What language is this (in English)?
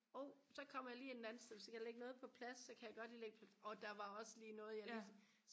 Danish